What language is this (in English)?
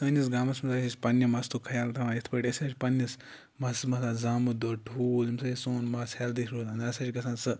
Kashmiri